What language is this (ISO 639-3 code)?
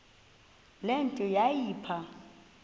xho